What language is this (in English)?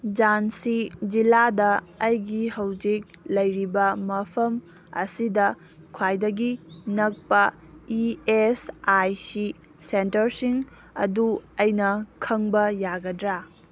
Manipuri